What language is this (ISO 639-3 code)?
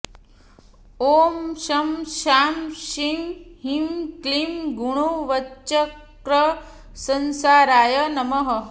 san